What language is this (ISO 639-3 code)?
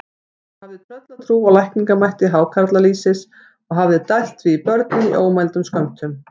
isl